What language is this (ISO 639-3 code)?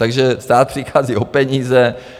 ces